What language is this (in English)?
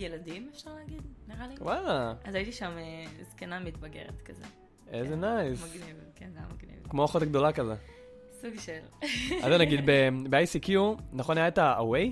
Hebrew